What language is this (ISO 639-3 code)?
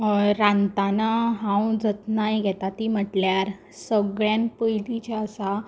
kok